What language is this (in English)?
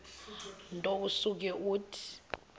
Xhosa